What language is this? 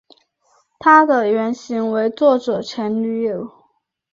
Chinese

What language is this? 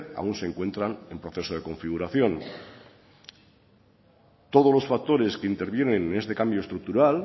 Spanish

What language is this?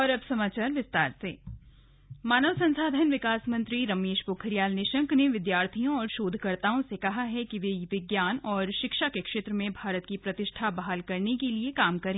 Hindi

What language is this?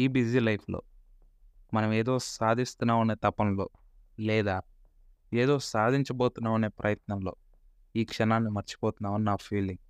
Telugu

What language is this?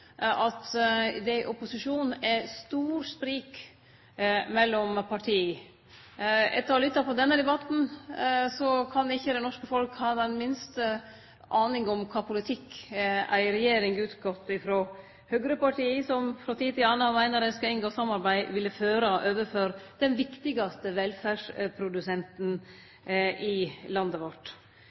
Norwegian Nynorsk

